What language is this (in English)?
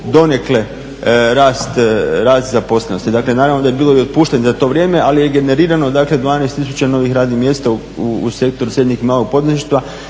Croatian